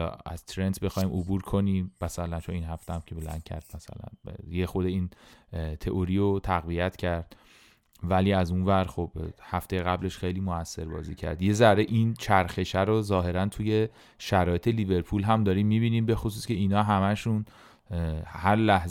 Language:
Persian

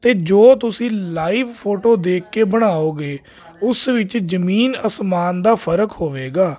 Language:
Punjabi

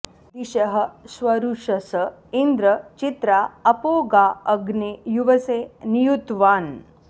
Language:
Sanskrit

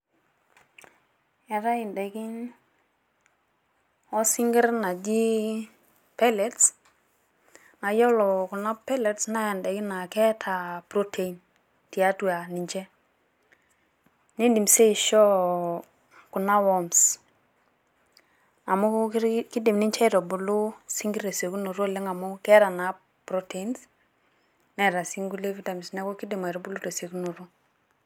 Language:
Masai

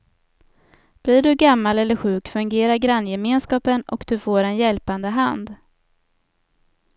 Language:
Swedish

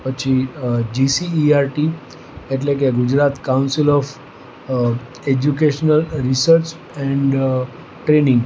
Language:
Gujarati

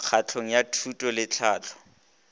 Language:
Northern Sotho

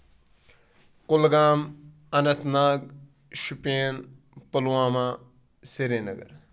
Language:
Kashmiri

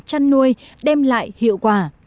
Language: Vietnamese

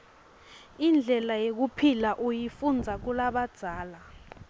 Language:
Swati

